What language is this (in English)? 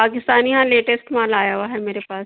Urdu